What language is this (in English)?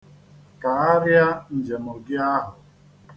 Igbo